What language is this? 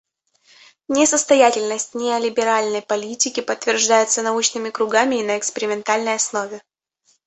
Russian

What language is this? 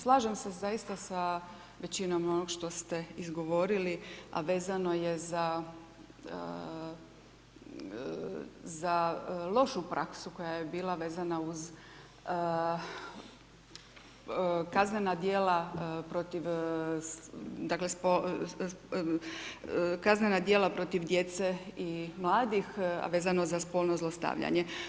Croatian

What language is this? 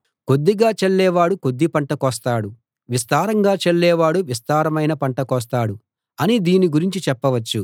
Telugu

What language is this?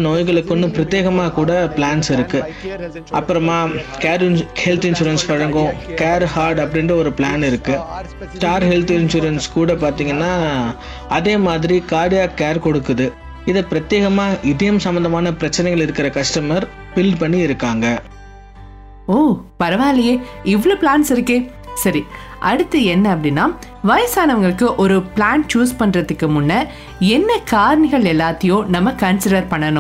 Tamil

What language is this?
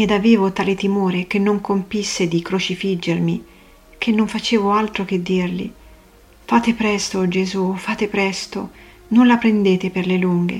Italian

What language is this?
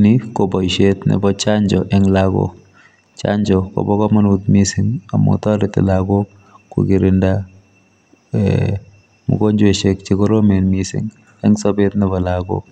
Kalenjin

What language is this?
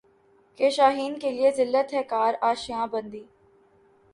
Urdu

